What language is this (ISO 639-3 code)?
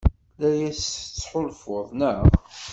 kab